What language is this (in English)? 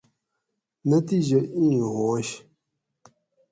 Gawri